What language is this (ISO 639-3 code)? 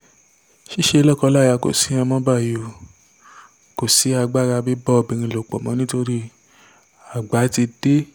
yor